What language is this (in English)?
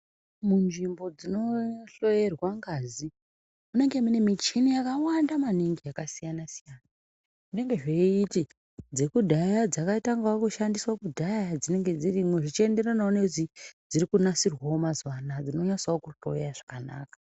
Ndau